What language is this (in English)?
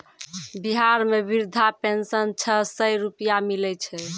Maithili